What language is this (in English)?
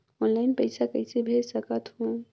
Chhattisgarhi